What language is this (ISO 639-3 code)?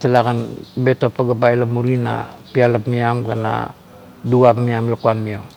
kto